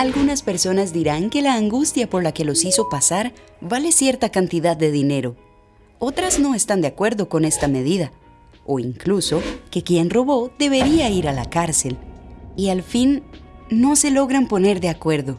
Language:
Spanish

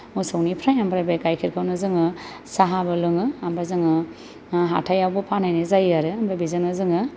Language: Bodo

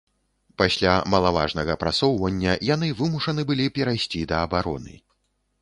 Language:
Belarusian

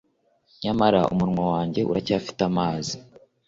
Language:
Kinyarwanda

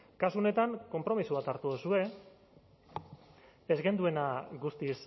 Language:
Basque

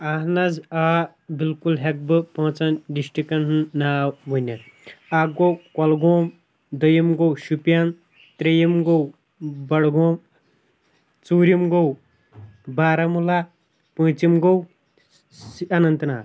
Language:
Kashmiri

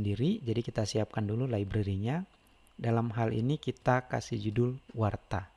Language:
Indonesian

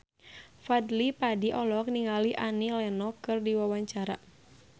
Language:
Sundanese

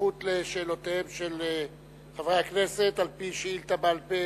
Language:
Hebrew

